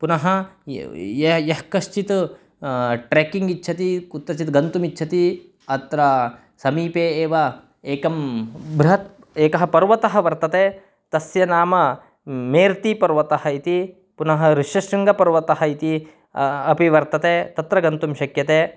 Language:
Sanskrit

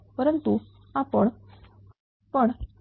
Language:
Marathi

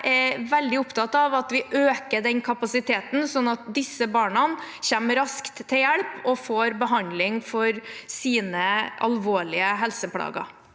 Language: Norwegian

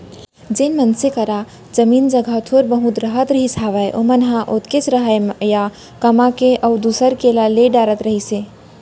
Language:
Chhattisgarhi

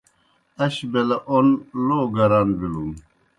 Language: Kohistani Shina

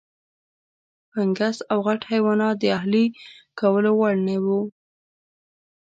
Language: Pashto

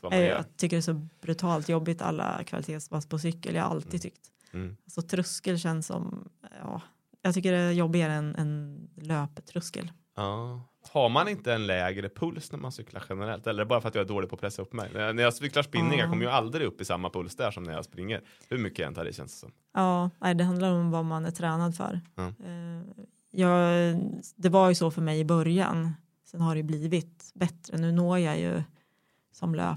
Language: Swedish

